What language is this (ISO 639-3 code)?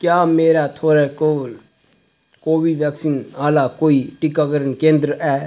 doi